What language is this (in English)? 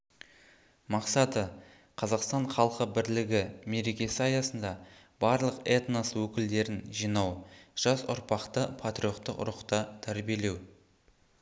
Kazakh